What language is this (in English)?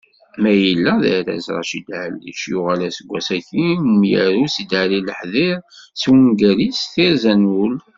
Kabyle